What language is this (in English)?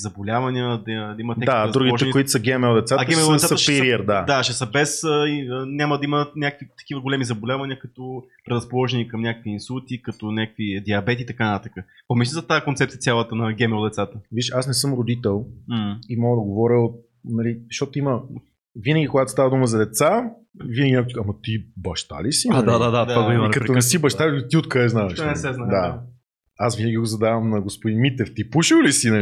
Bulgarian